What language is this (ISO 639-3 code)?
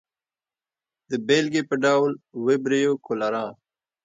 pus